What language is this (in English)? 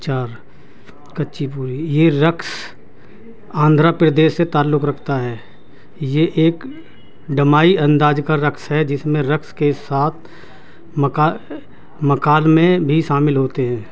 Urdu